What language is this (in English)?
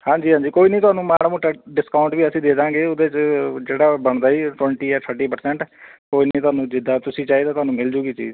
Punjabi